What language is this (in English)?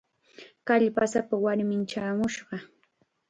Chiquián Ancash Quechua